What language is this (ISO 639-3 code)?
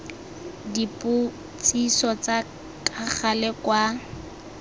tsn